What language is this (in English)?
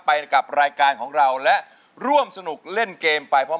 Thai